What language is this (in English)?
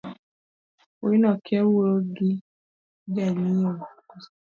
Luo (Kenya and Tanzania)